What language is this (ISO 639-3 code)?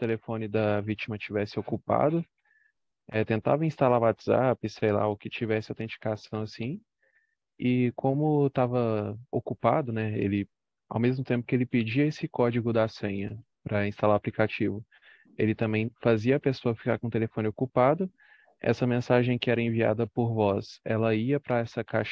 por